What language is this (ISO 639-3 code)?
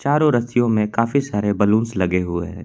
hin